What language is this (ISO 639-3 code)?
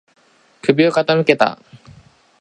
jpn